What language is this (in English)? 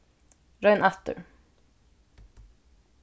Faroese